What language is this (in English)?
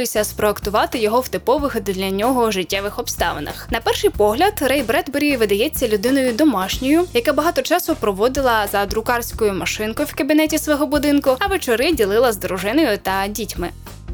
Ukrainian